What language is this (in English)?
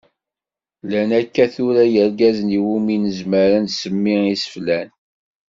Kabyle